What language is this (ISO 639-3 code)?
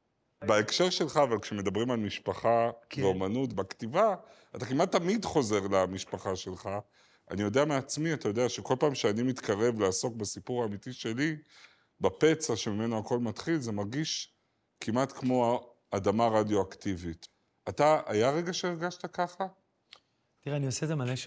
heb